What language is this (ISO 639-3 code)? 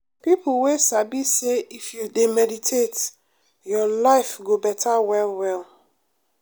pcm